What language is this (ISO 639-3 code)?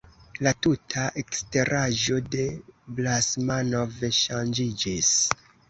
epo